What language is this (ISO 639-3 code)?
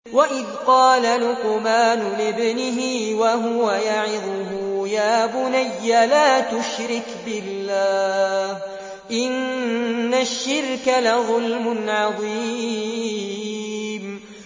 ara